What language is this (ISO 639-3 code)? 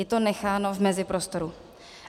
ces